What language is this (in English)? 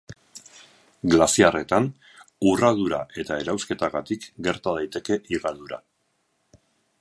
Basque